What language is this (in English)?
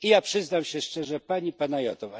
Polish